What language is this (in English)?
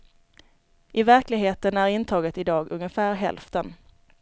Swedish